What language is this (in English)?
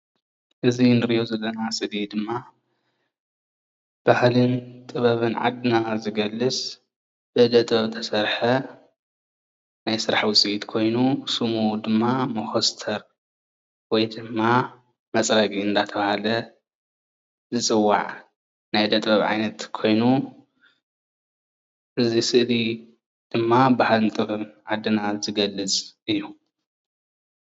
Tigrinya